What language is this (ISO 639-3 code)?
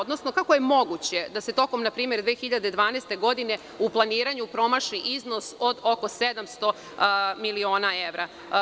srp